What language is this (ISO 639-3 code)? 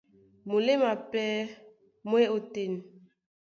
dua